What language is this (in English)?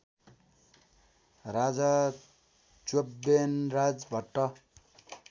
Nepali